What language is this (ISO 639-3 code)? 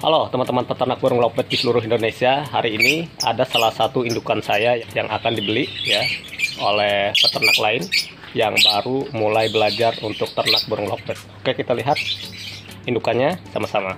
ind